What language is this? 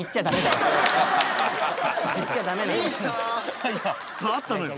Japanese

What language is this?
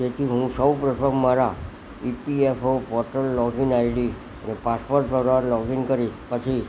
Gujarati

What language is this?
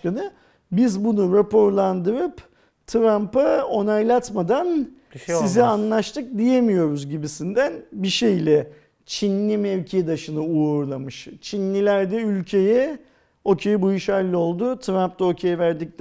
Turkish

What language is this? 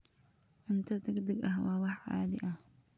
Somali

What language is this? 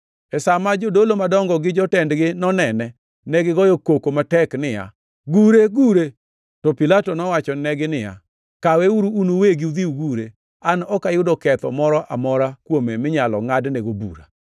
Luo (Kenya and Tanzania)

